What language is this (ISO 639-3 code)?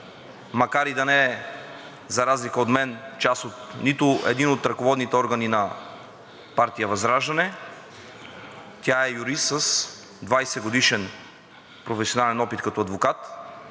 bul